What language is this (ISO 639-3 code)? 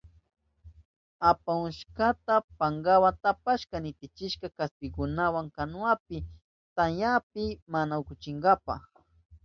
qup